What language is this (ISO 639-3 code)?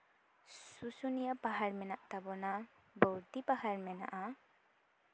sat